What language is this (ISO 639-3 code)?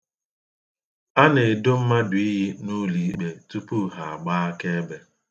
ibo